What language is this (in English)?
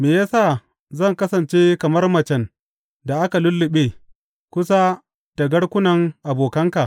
Hausa